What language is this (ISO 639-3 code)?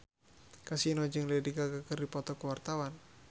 sun